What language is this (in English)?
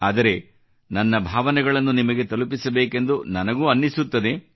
Kannada